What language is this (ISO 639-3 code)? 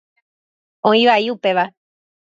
grn